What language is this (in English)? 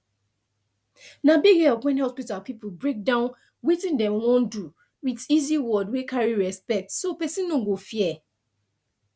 Nigerian Pidgin